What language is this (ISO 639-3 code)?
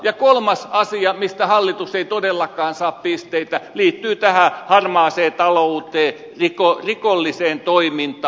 fin